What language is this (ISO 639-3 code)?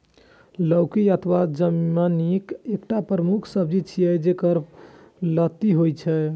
mai